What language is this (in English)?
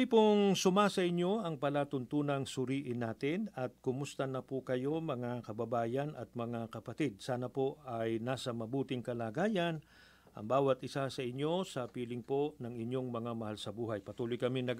Filipino